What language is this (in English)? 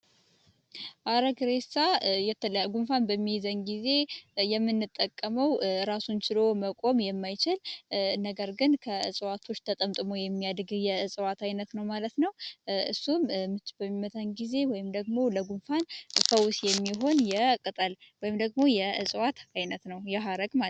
Amharic